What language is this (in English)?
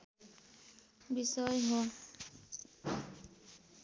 Nepali